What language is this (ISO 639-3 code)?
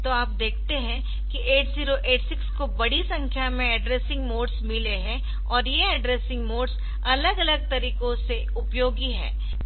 hin